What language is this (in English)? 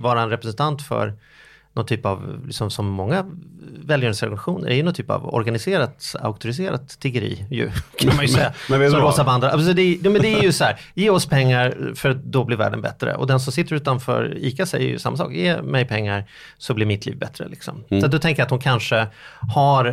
Swedish